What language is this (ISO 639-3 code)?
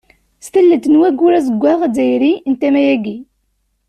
kab